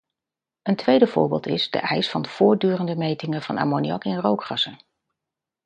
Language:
Dutch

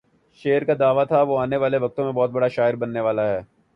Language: Urdu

